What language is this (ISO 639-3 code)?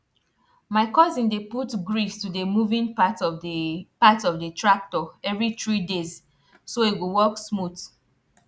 pcm